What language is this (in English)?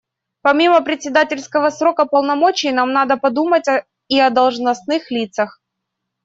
Russian